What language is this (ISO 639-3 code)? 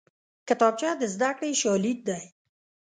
pus